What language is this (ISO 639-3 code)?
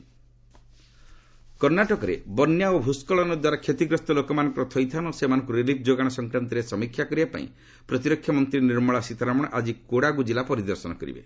ori